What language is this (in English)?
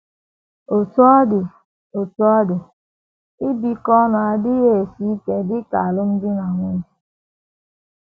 Igbo